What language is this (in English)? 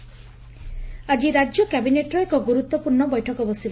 Odia